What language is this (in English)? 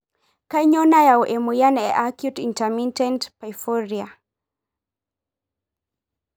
Masai